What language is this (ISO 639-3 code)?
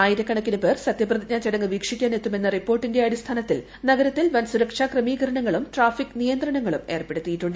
mal